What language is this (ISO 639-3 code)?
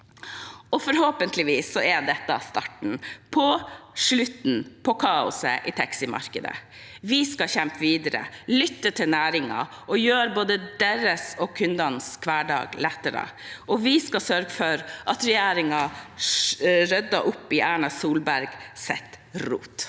nor